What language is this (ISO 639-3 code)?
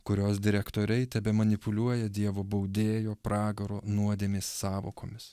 lit